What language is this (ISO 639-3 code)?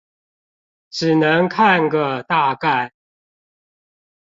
zho